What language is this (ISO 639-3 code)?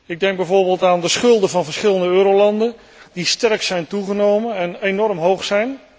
nld